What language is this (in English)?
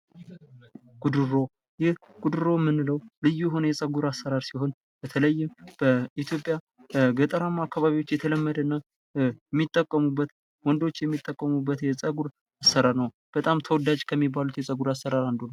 Amharic